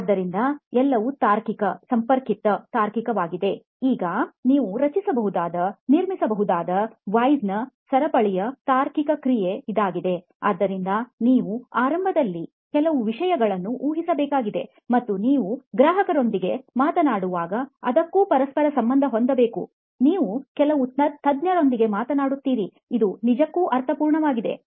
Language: Kannada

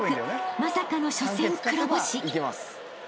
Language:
Japanese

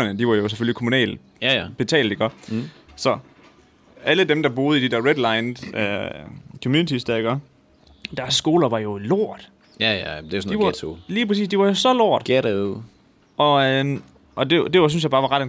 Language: Danish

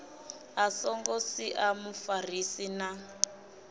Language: Venda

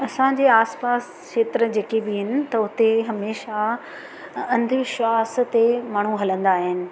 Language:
Sindhi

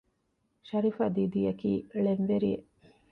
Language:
Divehi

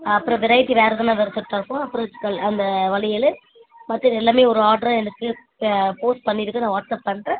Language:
Tamil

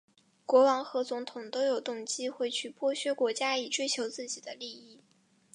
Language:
Chinese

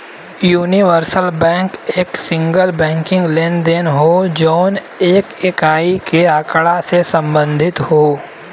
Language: Bhojpuri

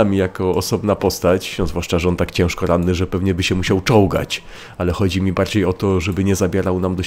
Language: Polish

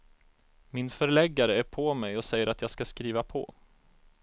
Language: Swedish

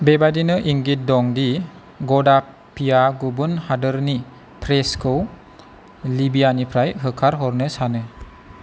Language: Bodo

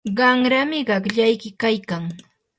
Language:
Yanahuanca Pasco Quechua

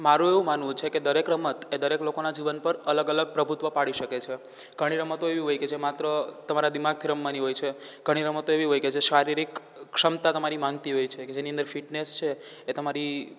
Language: Gujarati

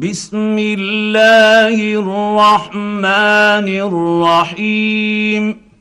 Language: Arabic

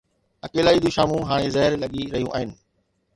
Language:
Sindhi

